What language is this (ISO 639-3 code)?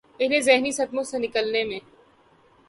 urd